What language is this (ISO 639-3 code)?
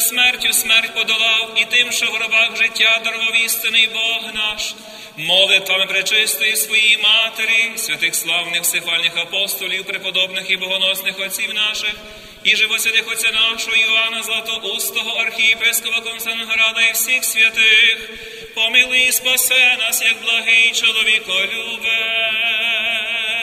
ukr